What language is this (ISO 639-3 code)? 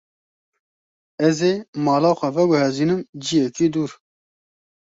kur